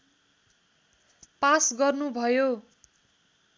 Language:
Nepali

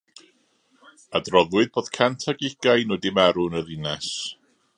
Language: Welsh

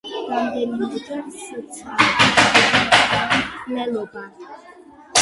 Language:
Georgian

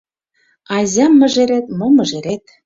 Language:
Mari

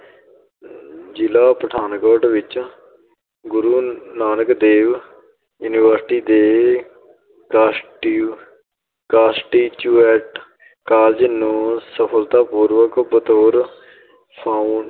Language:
Punjabi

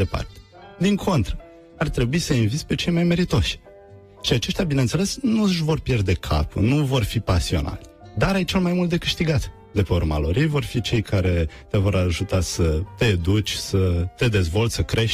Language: Romanian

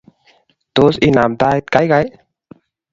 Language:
Kalenjin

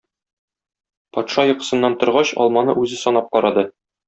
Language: Tatar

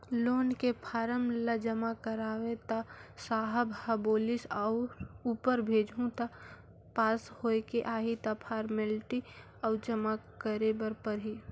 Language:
Chhattisgarhi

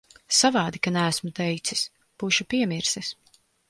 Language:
Latvian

